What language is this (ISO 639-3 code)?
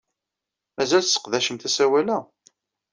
kab